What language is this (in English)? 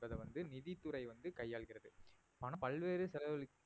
Tamil